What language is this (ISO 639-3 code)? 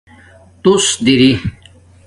dmk